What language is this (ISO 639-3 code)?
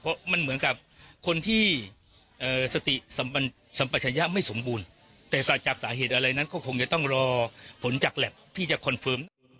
tha